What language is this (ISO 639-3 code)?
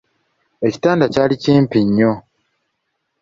lug